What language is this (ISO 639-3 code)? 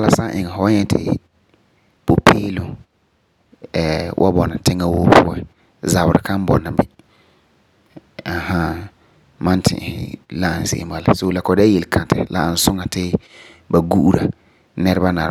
gur